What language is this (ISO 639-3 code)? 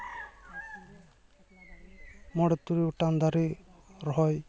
sat